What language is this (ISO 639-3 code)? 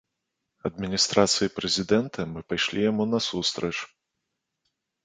bel